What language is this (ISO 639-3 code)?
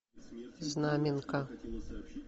rus